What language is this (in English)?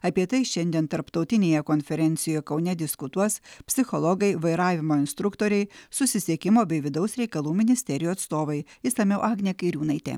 Lithuanian